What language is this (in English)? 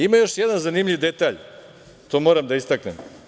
Serbian